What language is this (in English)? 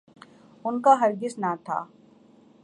Urdu